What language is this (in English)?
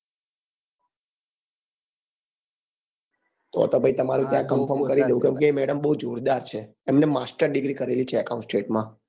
Gujarati